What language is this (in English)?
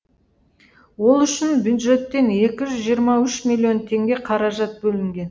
Kazakh